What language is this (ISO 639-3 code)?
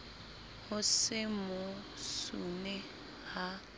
sot